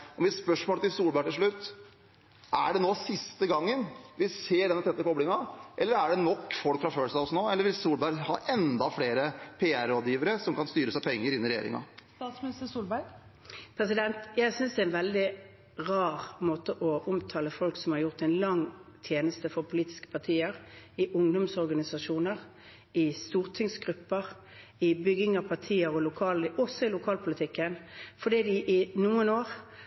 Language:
Norwegian Bokmål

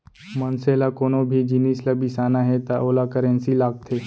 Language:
Chhattisgarhi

